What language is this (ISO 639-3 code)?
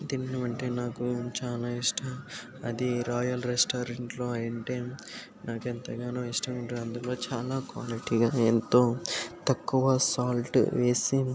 tel